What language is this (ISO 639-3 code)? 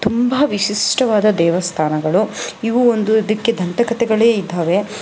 kan